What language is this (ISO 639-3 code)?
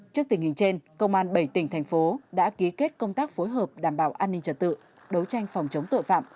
vie